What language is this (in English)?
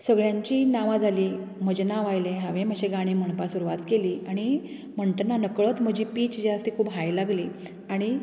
Konkani